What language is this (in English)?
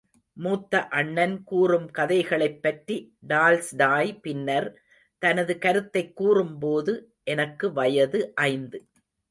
Tamil